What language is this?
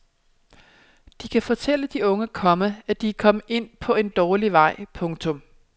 Danish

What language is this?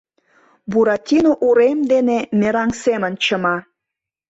Mari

